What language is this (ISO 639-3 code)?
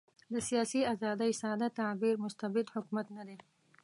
pus